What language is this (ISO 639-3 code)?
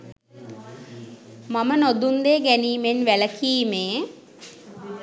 sin